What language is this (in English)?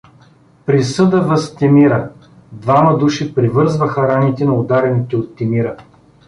Bulgarian